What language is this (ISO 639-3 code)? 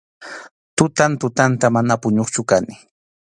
qxu